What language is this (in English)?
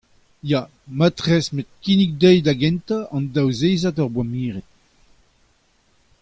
Breton